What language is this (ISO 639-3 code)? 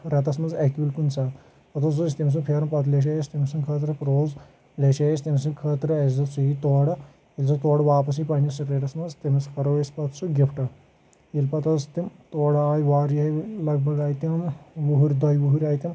kas